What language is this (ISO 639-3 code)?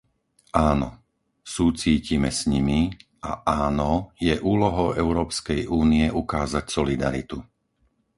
slk